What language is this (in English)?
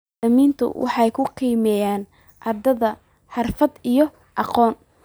Somali